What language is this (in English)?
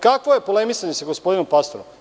Serbian